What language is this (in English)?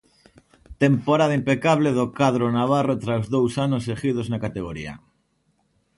Galician